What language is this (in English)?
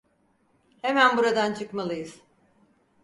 Turkish